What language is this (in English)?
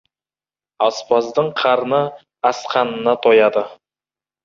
Kazakh